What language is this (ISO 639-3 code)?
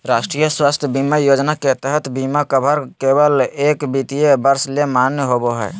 mag